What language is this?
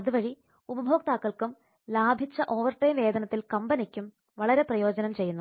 Malayalam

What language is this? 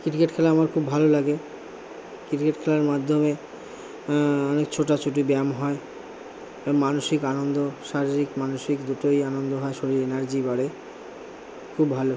Bangla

